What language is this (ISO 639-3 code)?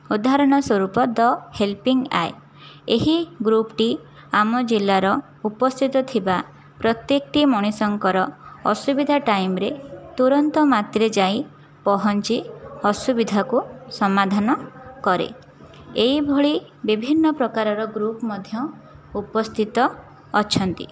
ori